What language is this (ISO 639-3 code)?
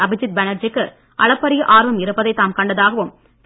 tam